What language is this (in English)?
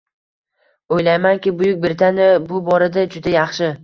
Uzbek